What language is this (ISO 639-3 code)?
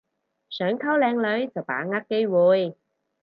yue